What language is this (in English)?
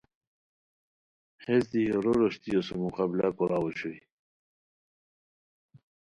Khowar